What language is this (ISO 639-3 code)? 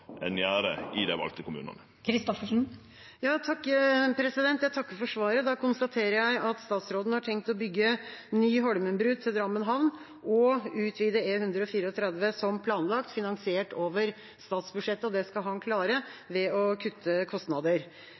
nor